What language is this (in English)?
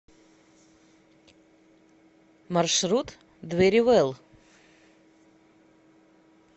Russian